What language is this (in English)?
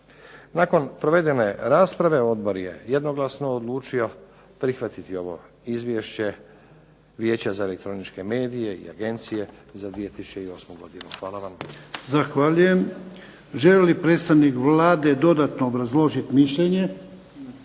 Croatian